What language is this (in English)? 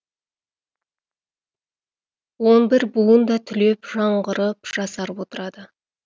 Kazakh